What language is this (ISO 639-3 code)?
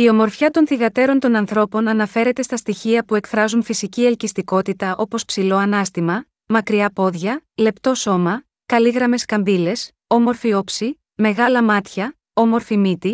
ell